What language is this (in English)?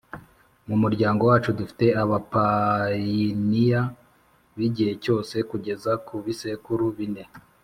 Kinyarwanda